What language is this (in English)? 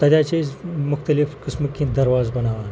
Kashmiri